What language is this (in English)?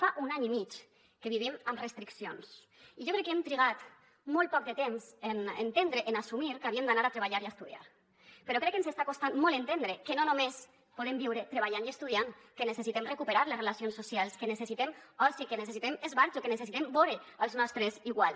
Catalan